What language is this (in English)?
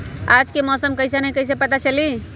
Magahi